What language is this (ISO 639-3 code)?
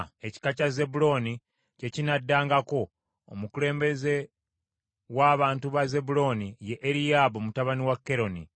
lug